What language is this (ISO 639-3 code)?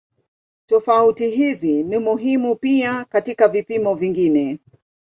swa